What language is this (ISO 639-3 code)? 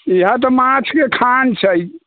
mai